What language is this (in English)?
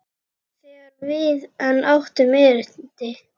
Icelandic